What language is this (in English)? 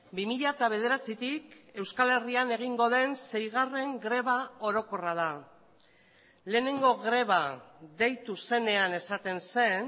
Basque